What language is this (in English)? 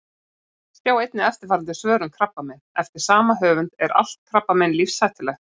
Icelandic